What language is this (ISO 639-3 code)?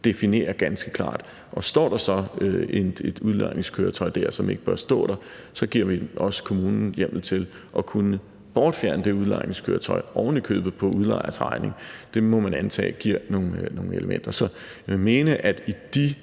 dan